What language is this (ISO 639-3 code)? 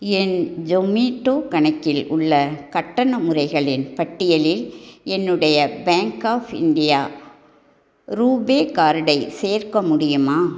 tam